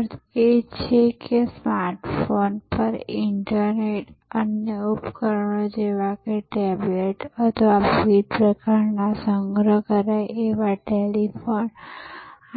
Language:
Gujarati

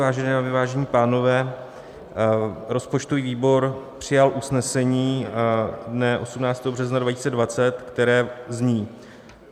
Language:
Czech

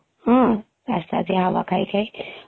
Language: Odia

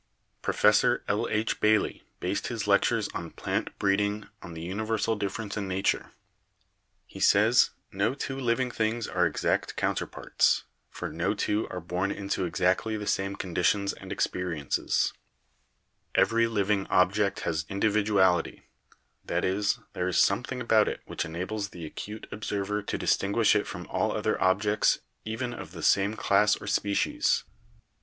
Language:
English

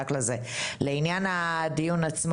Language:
Hebrew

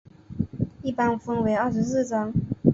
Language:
Chinese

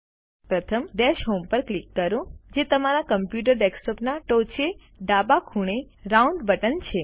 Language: Gujarati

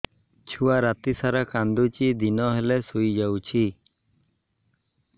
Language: Odia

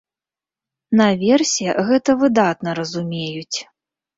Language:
Belarusian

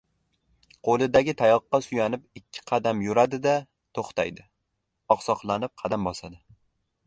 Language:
Uzbek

